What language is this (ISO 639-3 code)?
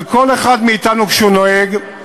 heb